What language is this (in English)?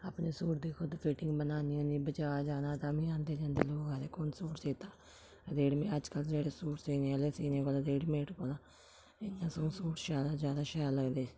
Dogri